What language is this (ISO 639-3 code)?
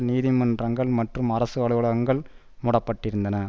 tam